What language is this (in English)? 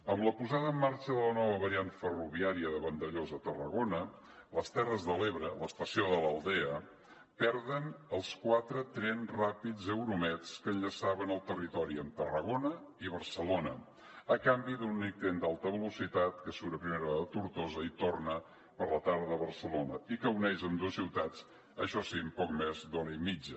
Catalan